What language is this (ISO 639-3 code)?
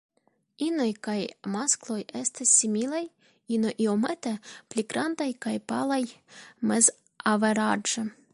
epo